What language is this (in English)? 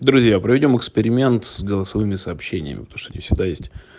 Russian